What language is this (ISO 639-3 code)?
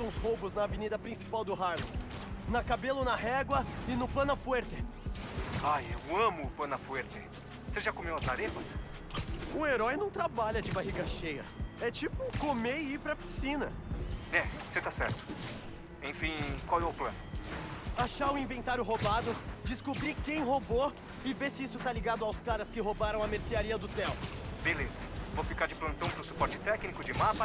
por